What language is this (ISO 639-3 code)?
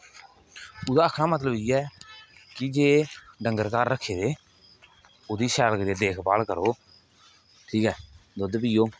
doi